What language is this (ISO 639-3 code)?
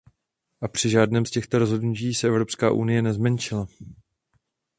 ces